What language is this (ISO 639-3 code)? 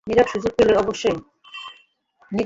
ben